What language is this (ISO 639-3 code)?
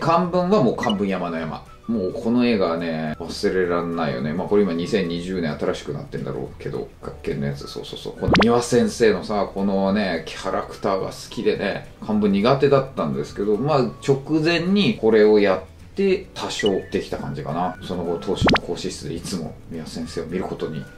jpn